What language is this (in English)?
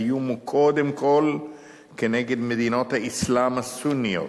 Hebrew